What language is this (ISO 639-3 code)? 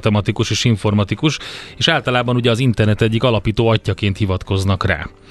hun